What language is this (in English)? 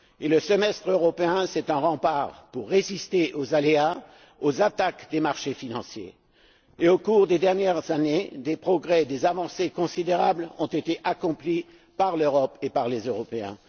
French